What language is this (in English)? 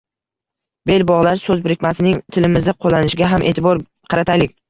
Uzbek